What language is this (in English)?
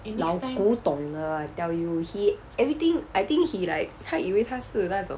English